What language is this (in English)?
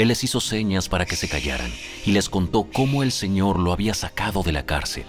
Spanish